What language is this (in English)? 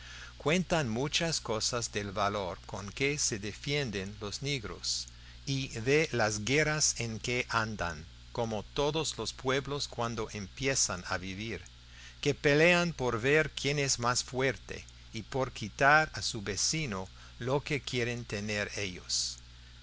Spanish